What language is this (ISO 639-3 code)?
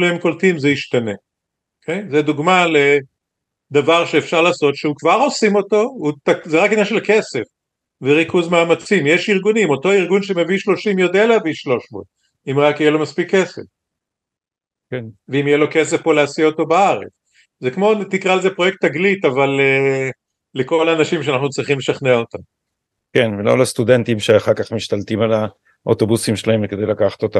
heb